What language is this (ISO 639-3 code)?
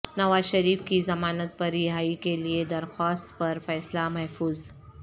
urd